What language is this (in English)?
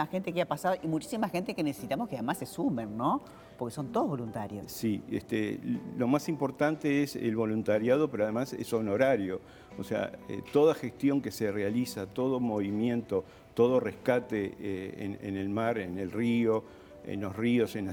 Spanish